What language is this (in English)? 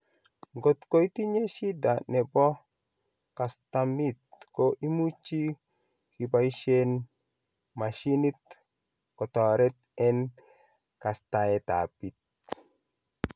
Kalenjin